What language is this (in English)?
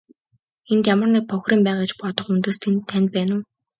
Mongolian